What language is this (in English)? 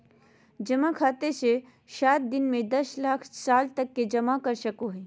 Magahi